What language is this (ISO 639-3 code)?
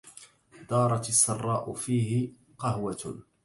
ara